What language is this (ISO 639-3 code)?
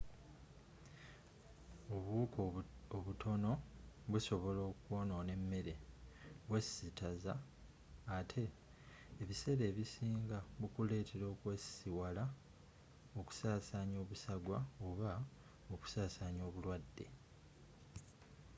lug